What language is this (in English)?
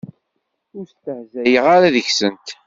Kabyle